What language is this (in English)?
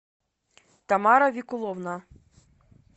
Russian